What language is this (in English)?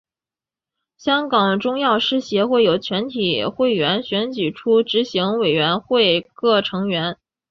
Chinese